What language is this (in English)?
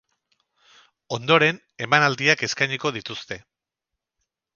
Basque